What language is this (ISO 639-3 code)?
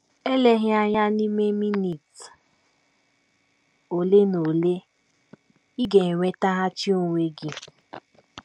ibo